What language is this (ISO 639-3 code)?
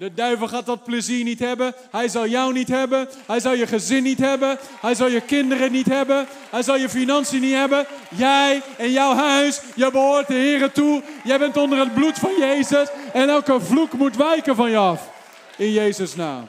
nld